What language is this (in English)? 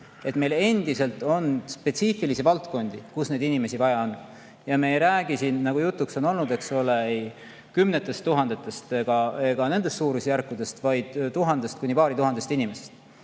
Estonian